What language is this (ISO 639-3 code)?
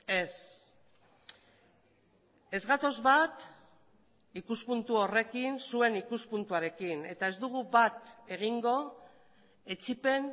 eus